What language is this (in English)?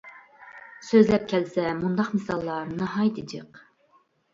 Uyghur